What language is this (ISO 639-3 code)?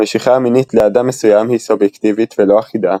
heb